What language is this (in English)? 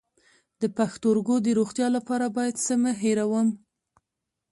Pashto